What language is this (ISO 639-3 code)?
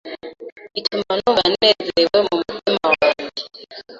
kin